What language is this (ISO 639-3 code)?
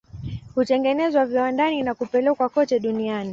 swa